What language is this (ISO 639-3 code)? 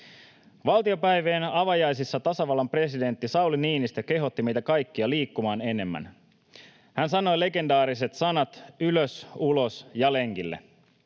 fin